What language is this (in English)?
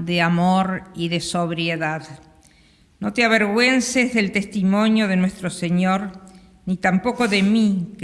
Spanish